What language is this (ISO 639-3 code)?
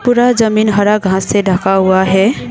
hin